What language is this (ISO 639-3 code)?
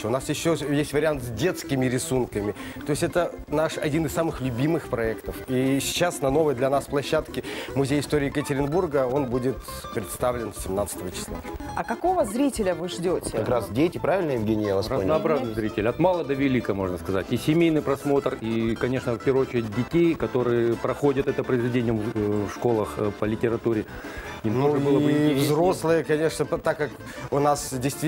rus